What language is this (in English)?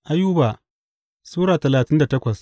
Hausa